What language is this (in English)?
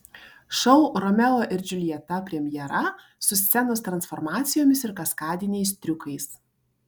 Lithuanian